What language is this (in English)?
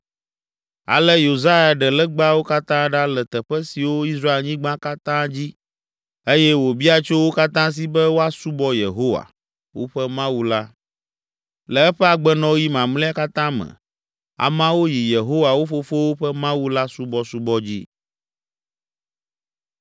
Ewe